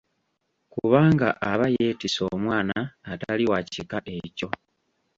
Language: Ganda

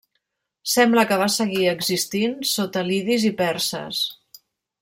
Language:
Catalan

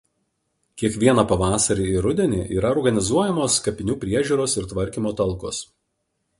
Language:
Lithuanian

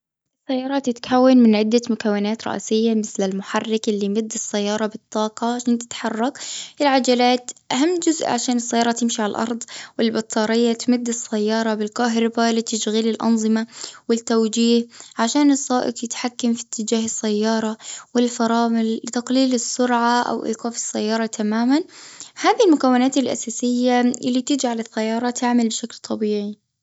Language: Gulf Arabic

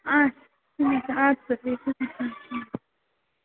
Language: Kashmiri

